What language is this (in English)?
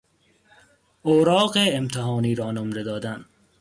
Persian